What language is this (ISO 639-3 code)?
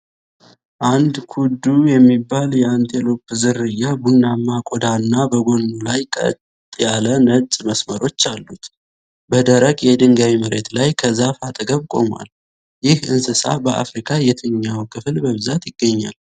amh